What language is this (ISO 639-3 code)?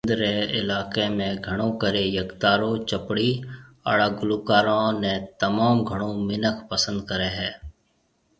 mve